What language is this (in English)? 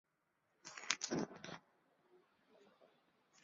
Chinese